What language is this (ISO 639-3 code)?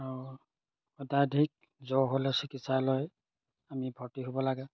asm